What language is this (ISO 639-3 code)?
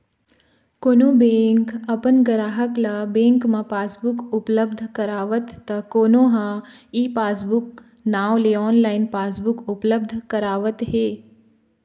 hne